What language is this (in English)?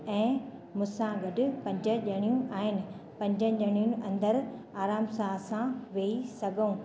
Sindhi